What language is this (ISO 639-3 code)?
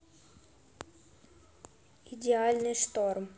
rus